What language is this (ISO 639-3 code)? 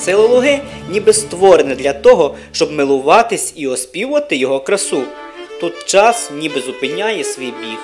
ukr